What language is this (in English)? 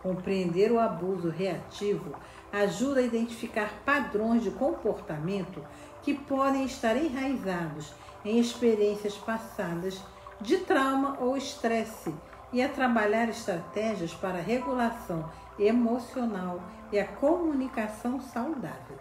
Portuguese